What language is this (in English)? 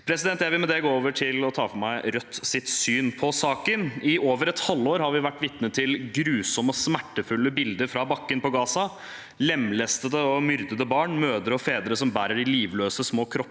Norwegian